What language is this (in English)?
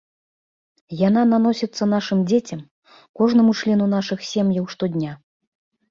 Belarusian